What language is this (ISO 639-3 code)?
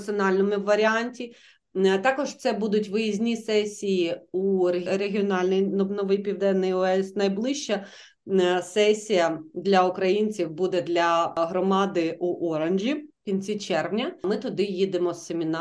ukr